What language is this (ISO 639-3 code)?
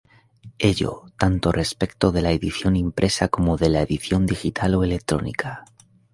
spa